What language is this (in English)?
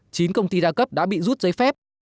Vietnamese